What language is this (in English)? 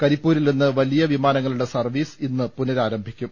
Malayalam